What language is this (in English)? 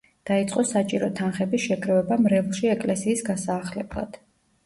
Georgian